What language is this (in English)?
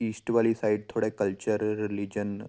Punjabi